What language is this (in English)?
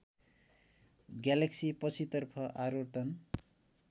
Nepali